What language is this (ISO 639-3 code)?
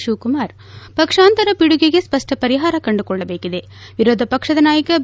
kan